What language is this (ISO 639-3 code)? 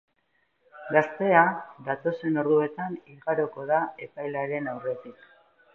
eus